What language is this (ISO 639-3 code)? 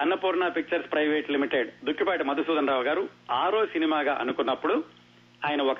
tel